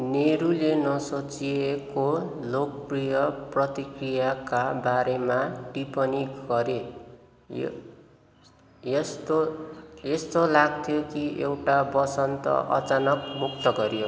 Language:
Nepali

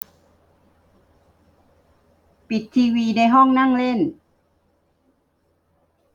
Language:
Thai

